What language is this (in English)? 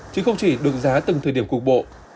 Vietnamese